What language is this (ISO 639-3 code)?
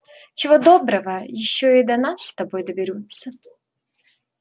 rus